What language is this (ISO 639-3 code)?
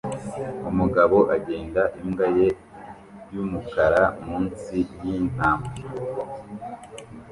kin